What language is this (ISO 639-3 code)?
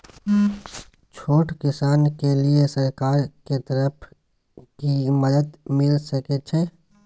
mai